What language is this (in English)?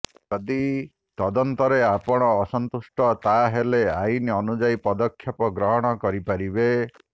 Odia